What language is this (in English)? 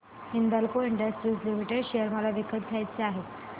Marathi